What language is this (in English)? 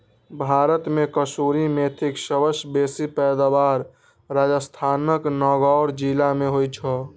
Maithili